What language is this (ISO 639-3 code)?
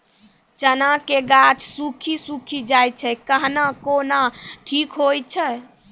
mai